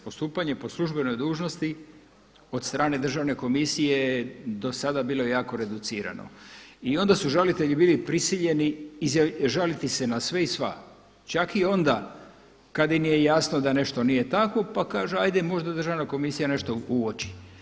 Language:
Croatian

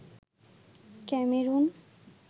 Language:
Bangla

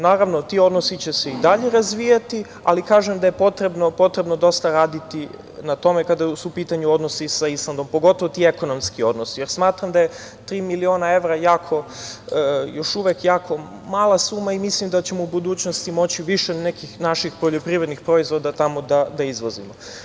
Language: Serbian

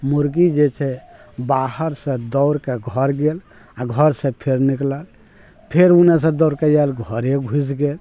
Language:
Maithili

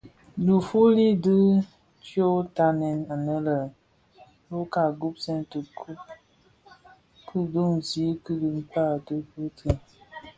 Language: Bafia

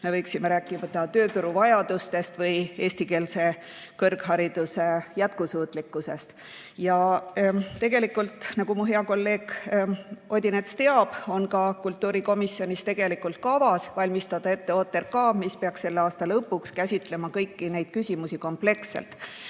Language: Estonian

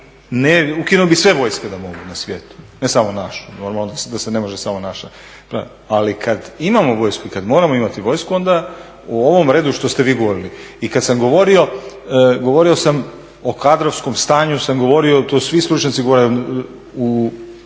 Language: Croatian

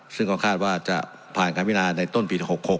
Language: Thai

